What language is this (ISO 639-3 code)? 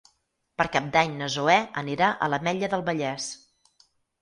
cat